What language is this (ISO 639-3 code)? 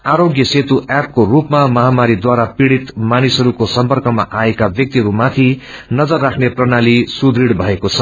nep